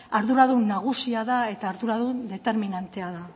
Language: Basque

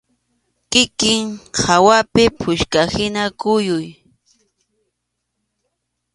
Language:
Arequipa-La Unión Quechua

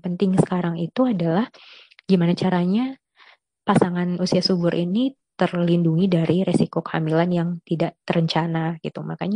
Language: Indonesian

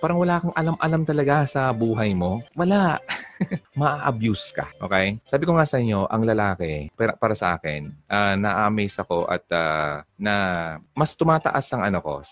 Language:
Filipino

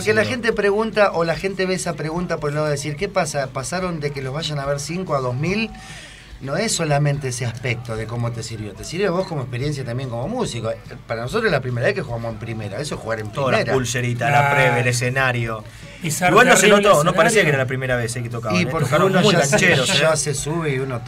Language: Spanish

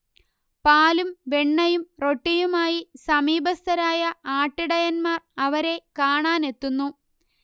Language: Malayalam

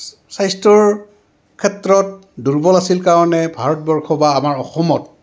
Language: Assamese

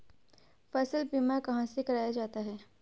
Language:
Hindi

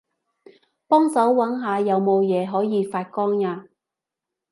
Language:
Cantonese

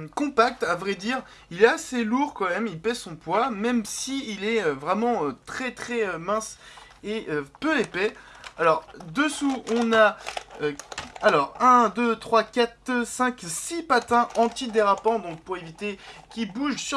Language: French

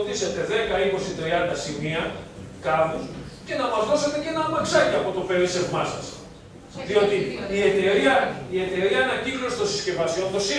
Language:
Greek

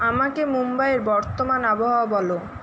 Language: Bangla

